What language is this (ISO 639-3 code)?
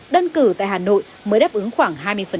vie